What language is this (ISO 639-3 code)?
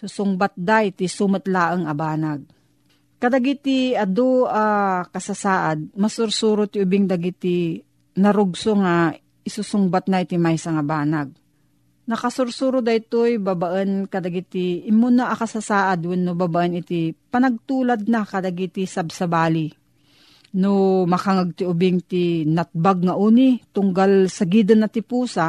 fil